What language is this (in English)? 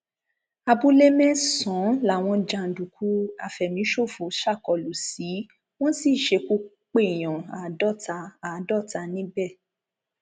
Yoruba